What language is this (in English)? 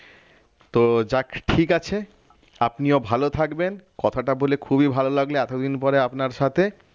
Bangla